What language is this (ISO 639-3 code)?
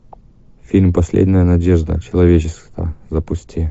rus